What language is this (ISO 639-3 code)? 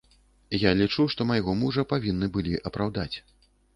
bel